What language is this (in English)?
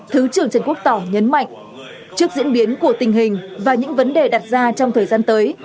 Vietnamese